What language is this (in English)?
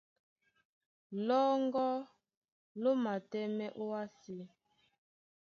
Duala